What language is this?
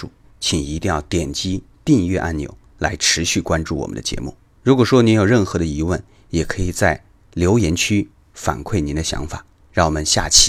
Chinese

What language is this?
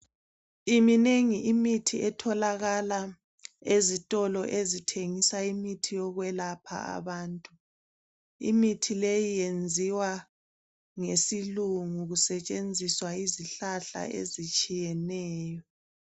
North Ndebele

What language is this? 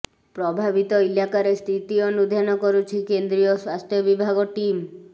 Odia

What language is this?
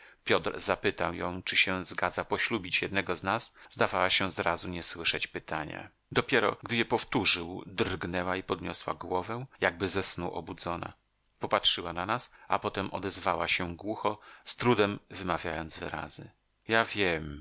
Polish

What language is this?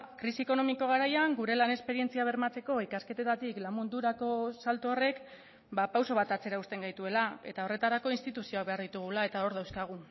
Basque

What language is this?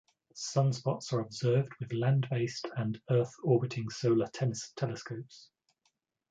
English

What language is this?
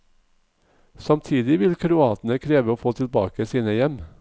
Norwegian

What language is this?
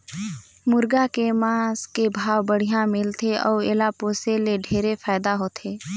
Chhattisgarhi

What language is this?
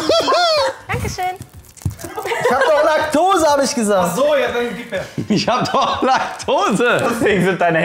German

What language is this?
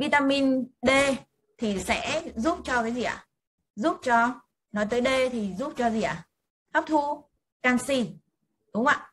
Vietnamese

